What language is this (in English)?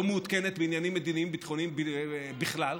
Hebrew